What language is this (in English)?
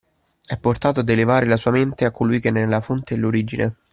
Italian